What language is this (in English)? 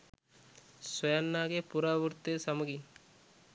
Sinhala